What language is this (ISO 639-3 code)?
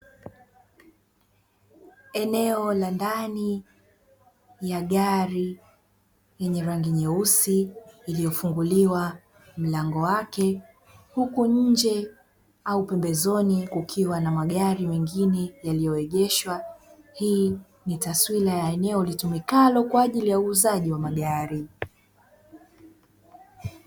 swa